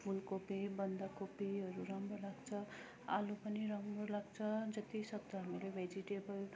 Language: Nepali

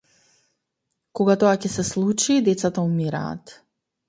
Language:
Macedonian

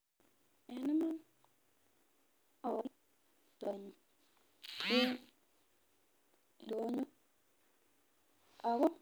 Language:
Kalenjin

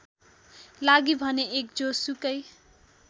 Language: Nepali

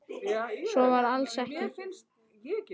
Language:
Icelandic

